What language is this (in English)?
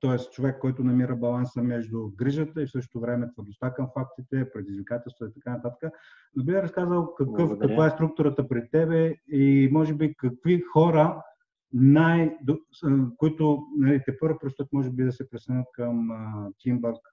Bulgarian